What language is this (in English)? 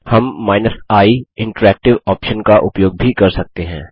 Hindi